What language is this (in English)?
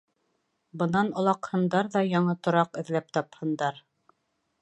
Bashkir